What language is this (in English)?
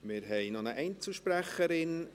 Swiss German